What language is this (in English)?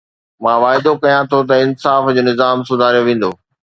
Sindhi